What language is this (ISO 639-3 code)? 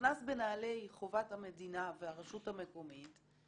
heb